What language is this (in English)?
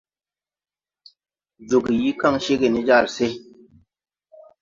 Tupuri